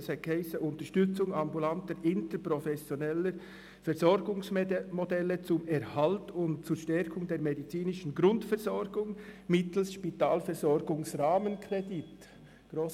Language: Swiss German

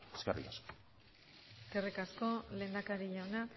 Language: Basque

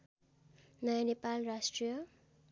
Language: Nepali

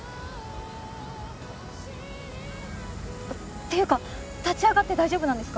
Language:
Japanese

